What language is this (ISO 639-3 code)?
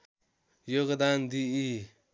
nep